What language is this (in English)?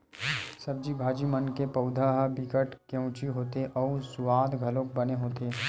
Chhattisgarhi